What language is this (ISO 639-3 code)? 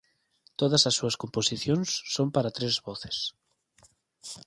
glg